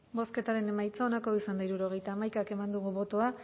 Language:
Basque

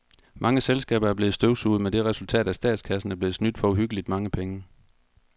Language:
Danish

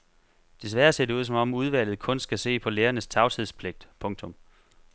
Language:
Danish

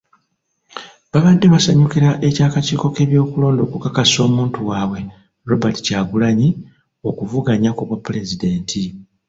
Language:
Ganda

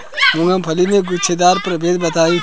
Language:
Bhojpuri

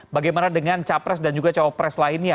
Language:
Indonesian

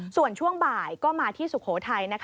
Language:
Thai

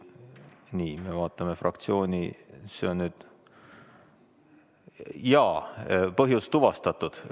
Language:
Estonian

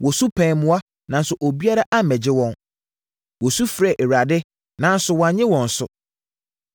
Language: Akan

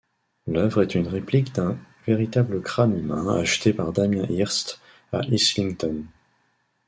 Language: French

